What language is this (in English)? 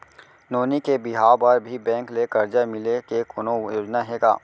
Chhattisgarhi